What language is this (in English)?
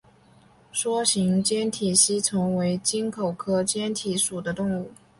Chinese